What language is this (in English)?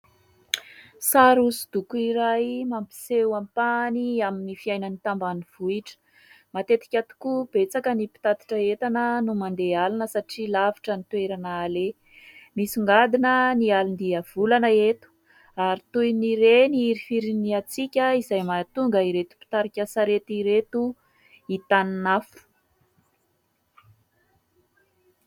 Malagasy